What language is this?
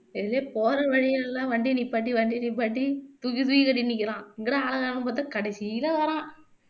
Tamil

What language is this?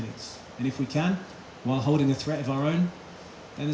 Indonesian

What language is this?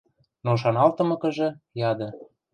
Western Mari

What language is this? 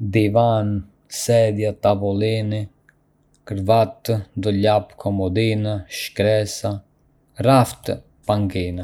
Arbëreshë Albanian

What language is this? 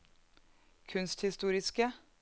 Norwegian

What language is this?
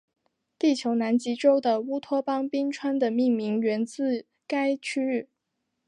Chinese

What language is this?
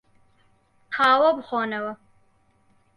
Central Kurdish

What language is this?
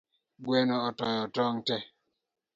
Luo (Kenya and Tanzania)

